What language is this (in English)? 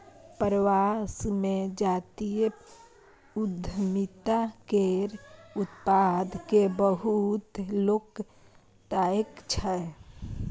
Maithili